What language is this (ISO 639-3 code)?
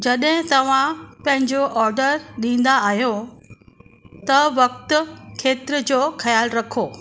snd